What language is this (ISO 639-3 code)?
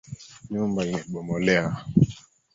swa